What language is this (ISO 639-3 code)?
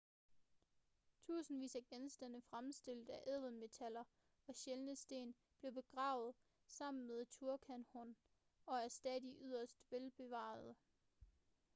dan